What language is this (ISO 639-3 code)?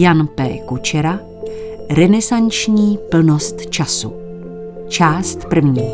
ces